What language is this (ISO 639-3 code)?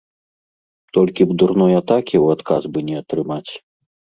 bel